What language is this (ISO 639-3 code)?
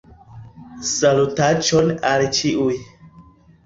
epo